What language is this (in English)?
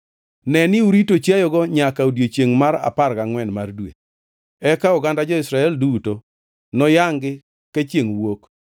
Luo (Kenya and Tanzania)